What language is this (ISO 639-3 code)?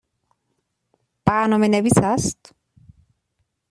fas